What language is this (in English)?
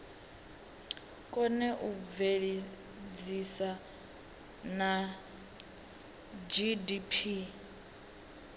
Venda